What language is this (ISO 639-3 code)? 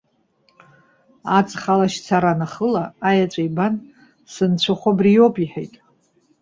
abk